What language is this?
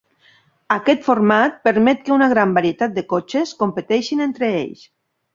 Catalan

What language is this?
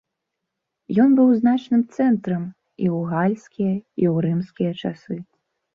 Belarusian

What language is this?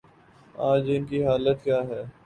Urdu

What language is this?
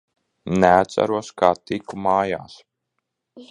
Latvian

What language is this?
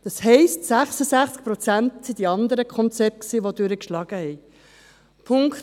Swiss German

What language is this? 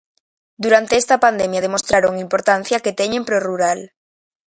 Galician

